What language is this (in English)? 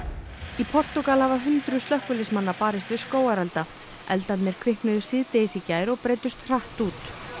Icelandic